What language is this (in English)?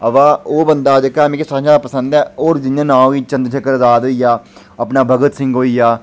Dogri